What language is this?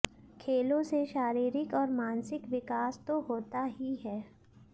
Hindi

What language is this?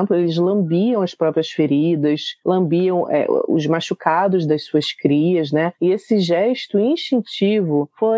Portuguese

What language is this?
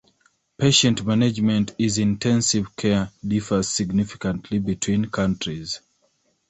English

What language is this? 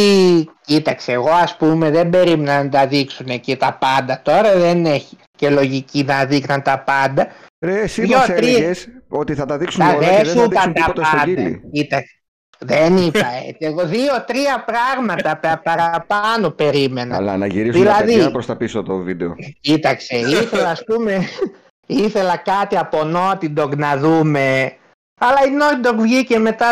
Greek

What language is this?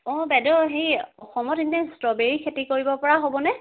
Assamese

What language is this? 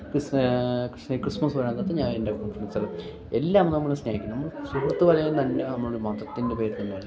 Malayalam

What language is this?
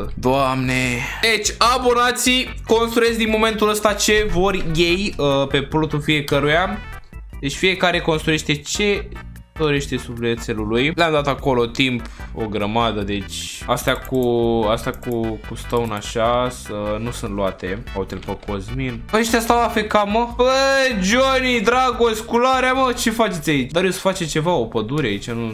Romanian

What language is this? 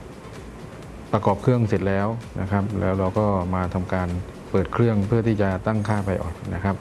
Thai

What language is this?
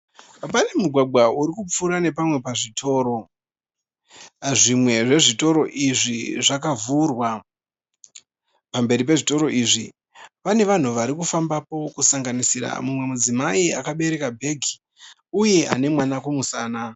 Shona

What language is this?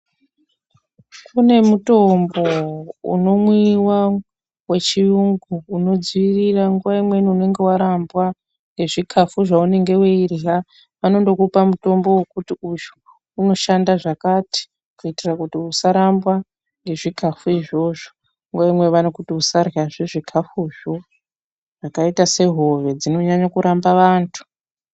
Ndau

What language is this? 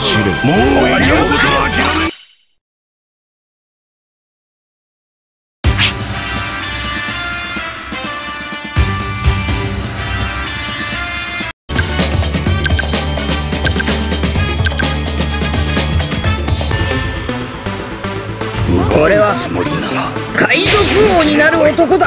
Japanese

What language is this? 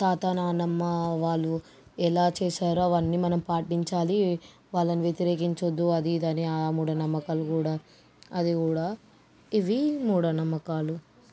Telugu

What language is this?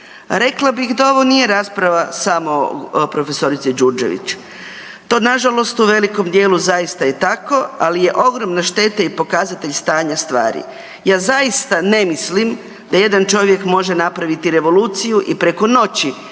Croatian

